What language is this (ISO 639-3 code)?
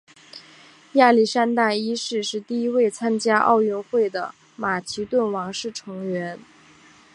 zho